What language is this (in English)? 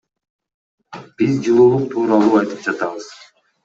Kyrgyz